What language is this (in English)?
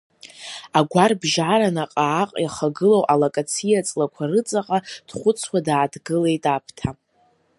Abkhazian